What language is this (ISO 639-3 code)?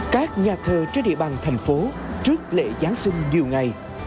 vie